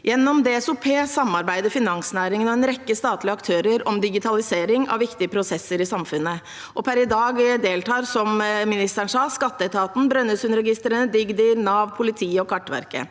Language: Norwegian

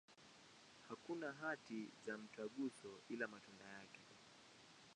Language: Swahili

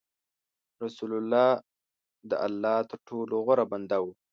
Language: Pashto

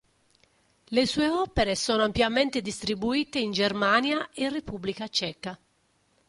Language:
Italian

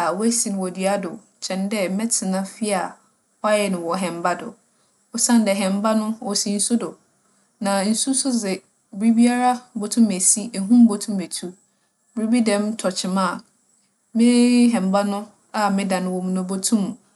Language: Akan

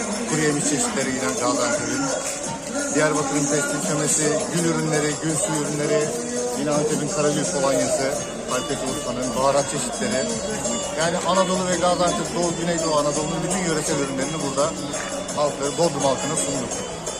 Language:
Turkish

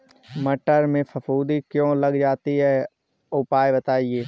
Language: Hindi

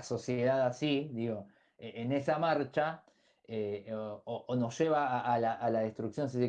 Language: Spanish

